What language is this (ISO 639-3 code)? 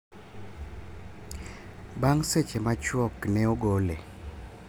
luo